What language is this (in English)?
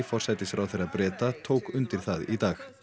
Icelandic